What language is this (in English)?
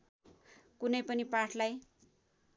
Nepali